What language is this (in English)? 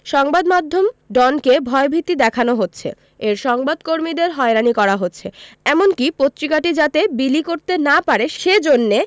Bangla